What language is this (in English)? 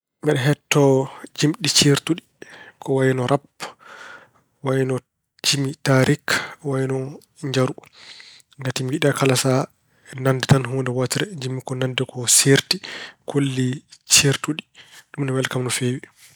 Fula